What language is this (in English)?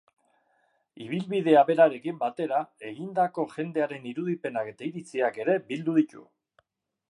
Basque